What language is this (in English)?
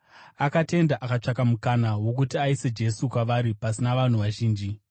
Shona